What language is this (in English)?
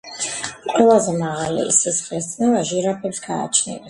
Georgian